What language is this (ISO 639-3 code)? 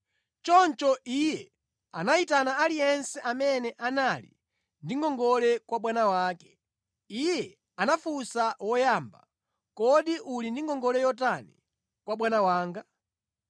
nya